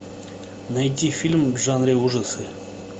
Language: Russian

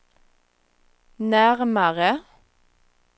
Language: Swedish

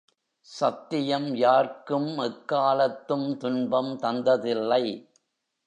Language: Tamil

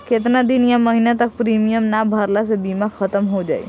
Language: Bhojpuri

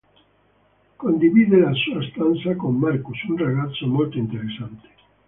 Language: Italian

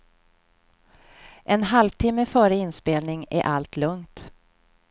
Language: Swedish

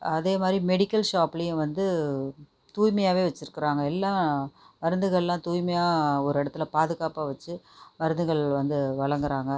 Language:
Tamil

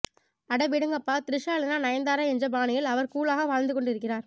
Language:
Tamil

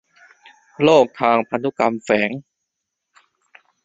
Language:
Thai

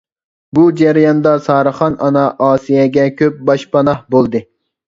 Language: Uyghur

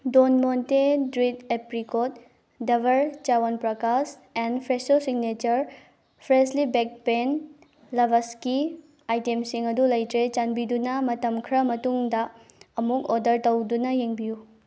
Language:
Manipuri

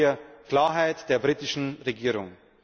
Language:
German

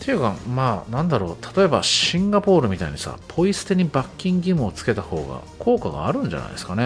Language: Japanese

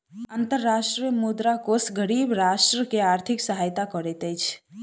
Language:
Maithili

